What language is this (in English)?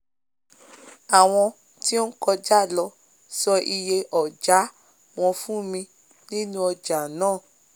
Yoruba